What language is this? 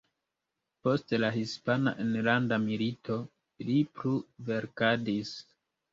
Esperanto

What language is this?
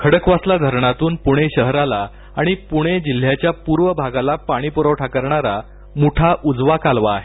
Marathi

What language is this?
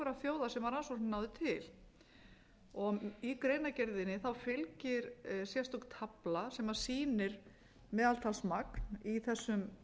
Icelandic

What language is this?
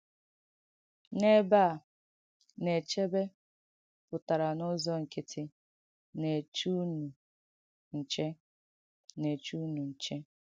Igbo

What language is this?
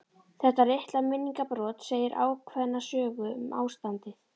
Icelandic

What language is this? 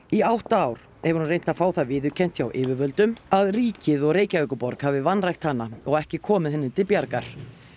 Icelandic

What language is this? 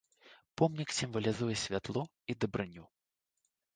Belarusian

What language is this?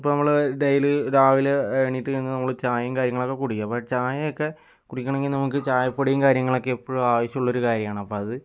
Malayalam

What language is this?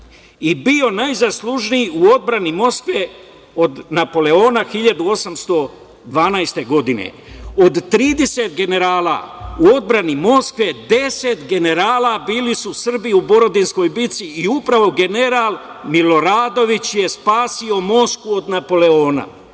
Serbian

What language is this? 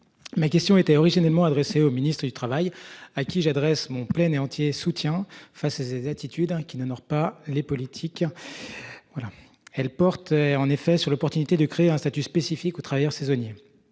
French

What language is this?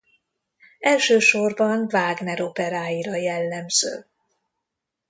Hungarian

